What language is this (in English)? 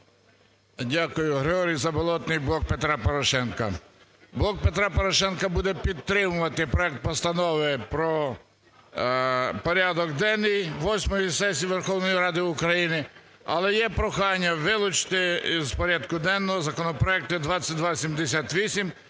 Ukrainian